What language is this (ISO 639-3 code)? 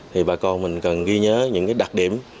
vie